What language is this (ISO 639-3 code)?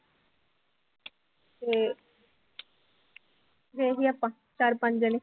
pan